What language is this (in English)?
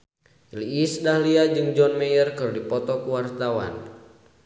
Sundanese